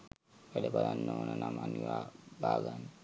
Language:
Sinhala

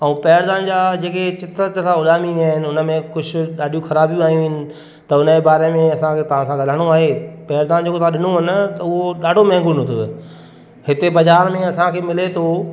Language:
Sindhi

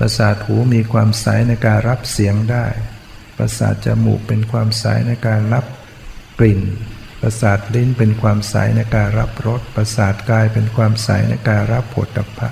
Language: Thai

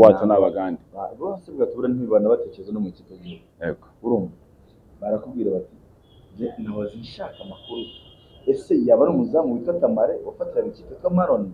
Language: Arabic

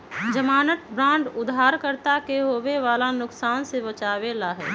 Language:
Magahi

